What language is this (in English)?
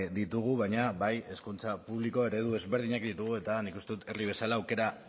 Basque